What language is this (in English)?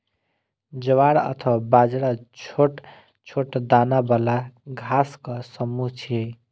Maithili